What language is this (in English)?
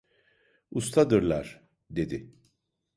Turkish